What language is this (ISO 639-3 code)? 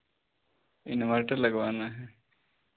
hin